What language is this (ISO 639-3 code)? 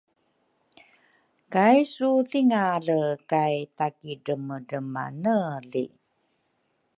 dru